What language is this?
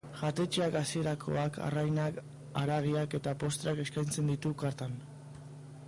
Basque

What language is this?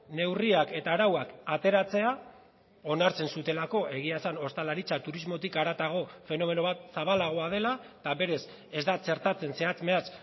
Basque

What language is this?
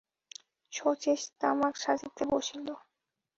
Bangla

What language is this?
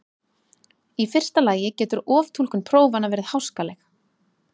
Icelandic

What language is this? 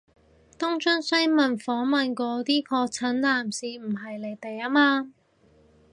Cantonese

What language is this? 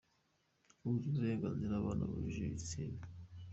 Kinyarwanda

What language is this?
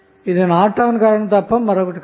Telugu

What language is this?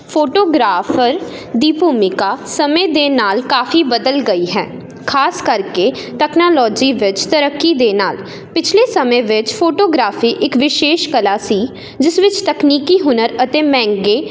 Punjabi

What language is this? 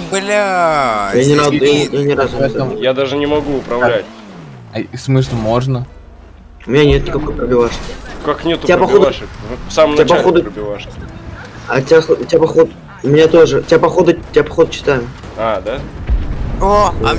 Russian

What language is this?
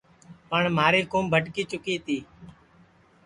Sansi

